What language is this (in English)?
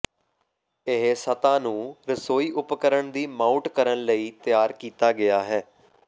Punjabi